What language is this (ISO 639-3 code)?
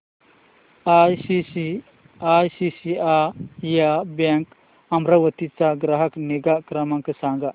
mar